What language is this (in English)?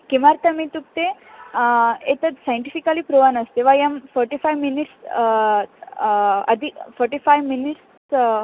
Sanskrit